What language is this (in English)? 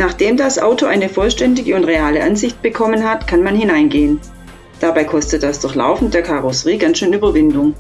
German